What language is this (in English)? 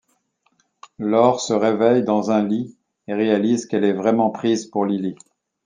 French